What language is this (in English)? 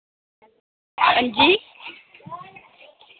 Dogri